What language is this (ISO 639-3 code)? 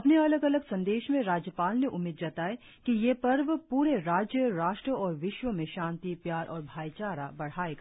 hin